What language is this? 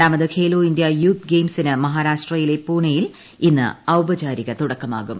Malayalam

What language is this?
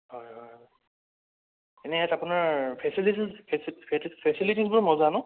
Assamese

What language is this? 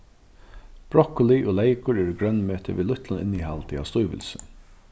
Faroese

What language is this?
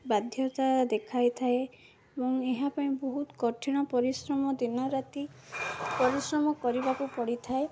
Odia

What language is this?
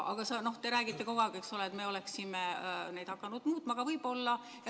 Estonian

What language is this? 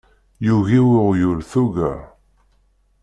Kabyle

